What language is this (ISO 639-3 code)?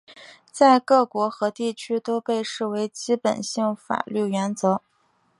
zho